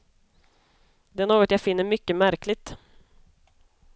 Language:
Swedish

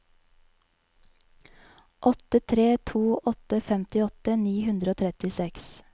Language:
Norwegian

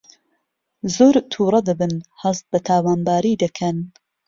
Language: Central Kurdish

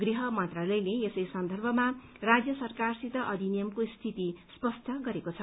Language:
Nepali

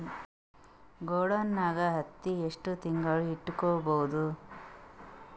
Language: Kannada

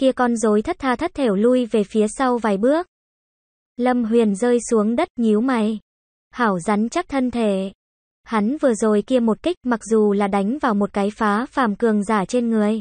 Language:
Vietnamese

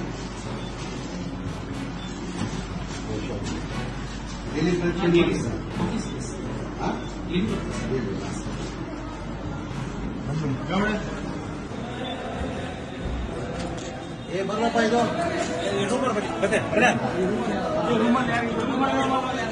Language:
Kannada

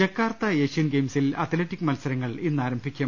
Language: Malayalam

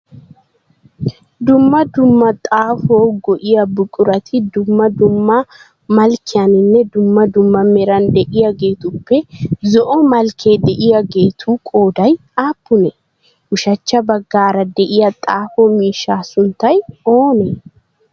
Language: Wolaytta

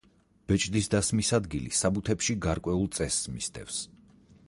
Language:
Georgian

